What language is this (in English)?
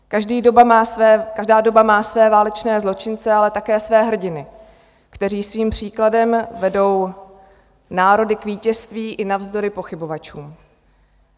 Czech